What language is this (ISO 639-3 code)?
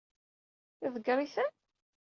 kab